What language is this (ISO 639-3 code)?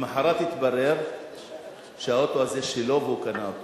heb